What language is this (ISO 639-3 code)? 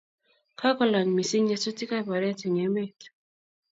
kln